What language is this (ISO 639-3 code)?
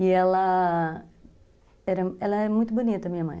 por